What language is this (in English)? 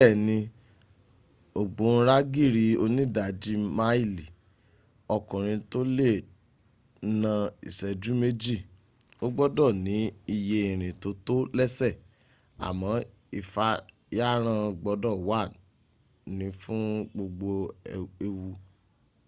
Yoruba